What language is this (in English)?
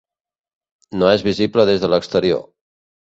Catalan